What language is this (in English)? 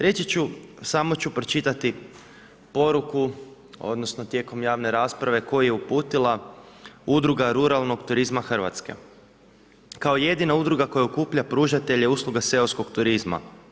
Croatian